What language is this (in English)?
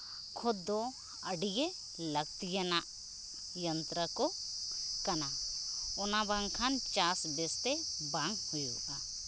Santali